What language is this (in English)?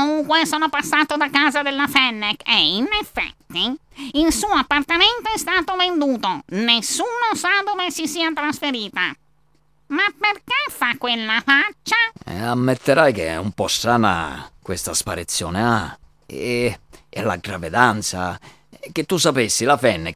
Italian